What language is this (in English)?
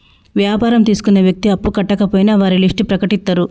Telugu